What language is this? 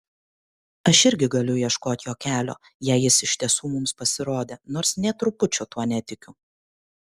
Lithuanian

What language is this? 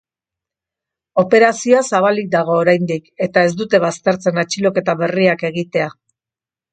Basque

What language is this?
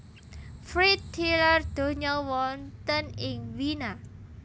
Javanese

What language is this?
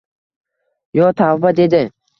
Uzbek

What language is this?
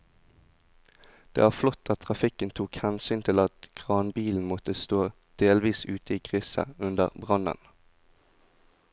Norwegian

